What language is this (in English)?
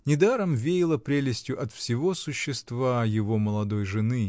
Russian